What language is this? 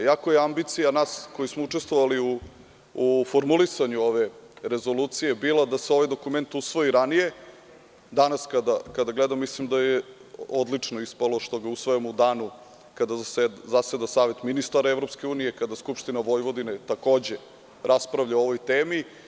Serbian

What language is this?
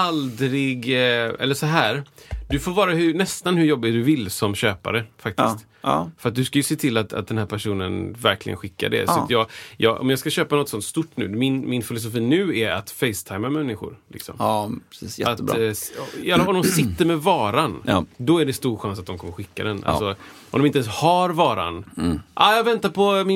Swedish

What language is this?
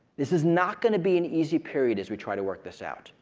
English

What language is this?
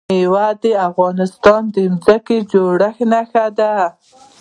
Pashto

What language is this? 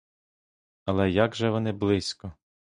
Ukrainian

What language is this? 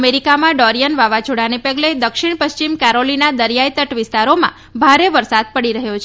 Gujarati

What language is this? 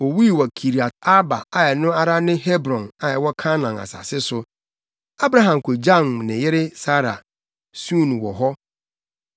Akan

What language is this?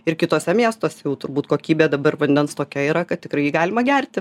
Lithuanian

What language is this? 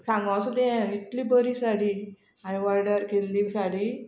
Konkani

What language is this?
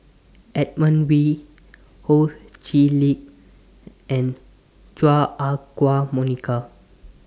English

